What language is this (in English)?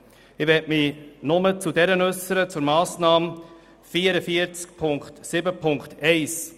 Swiss German